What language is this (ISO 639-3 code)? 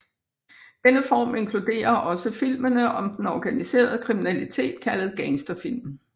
dan